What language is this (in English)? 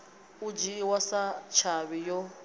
Venda